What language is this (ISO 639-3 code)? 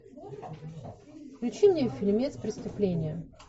rus